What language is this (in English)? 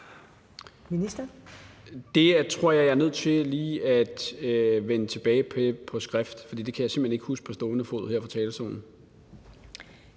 Danish